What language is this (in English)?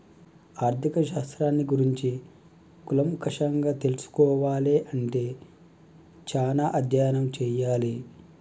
Telugu